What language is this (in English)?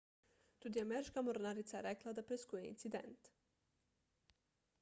Slovenian